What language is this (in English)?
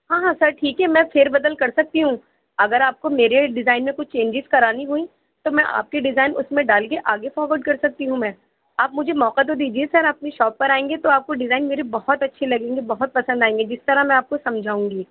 Urdu